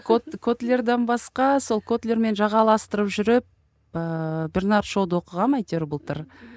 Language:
Kazakh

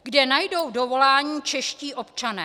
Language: Czech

